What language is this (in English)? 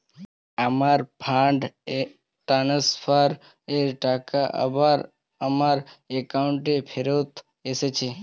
Bangla